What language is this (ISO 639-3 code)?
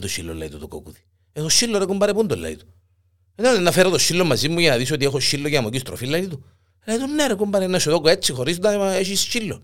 ell